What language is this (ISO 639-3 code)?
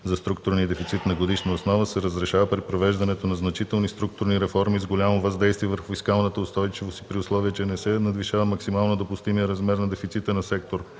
bul